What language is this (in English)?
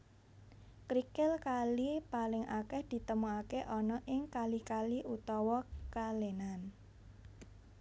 Javanese